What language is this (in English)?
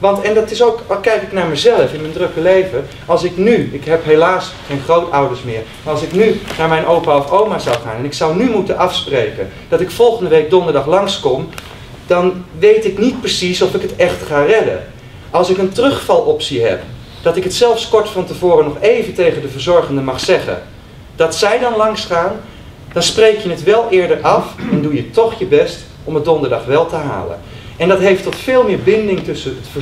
Dutch